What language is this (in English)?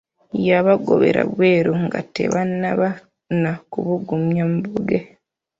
Ganda